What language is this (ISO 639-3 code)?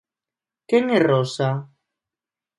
glg